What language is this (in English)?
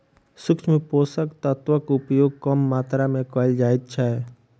Maithili